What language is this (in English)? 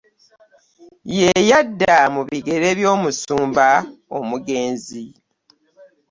Ganda